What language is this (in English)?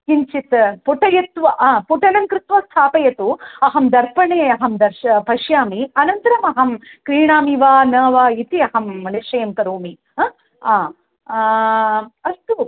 Sanskrit